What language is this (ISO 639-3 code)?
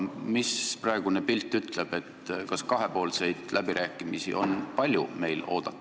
est